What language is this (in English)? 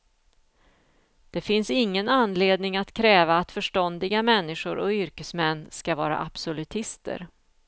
Swedish